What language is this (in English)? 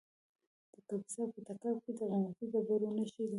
Pashto